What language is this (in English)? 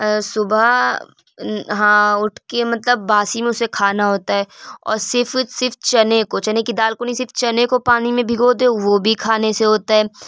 Urdu